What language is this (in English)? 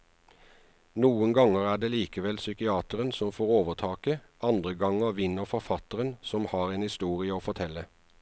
Norwegian